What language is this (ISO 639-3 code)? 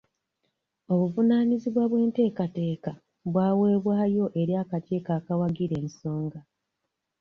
lug